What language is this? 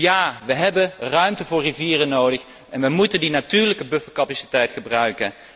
Dutch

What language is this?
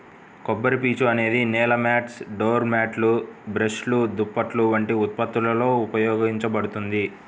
Telugu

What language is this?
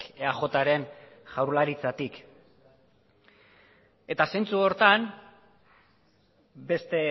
Basque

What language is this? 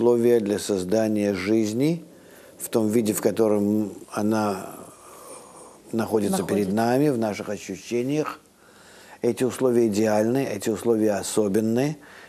Russian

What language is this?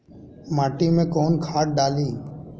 Bhojpuri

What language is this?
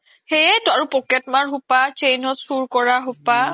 Assamese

